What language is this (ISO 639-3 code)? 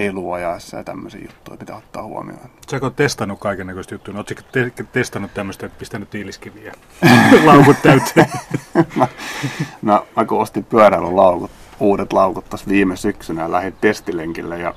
fin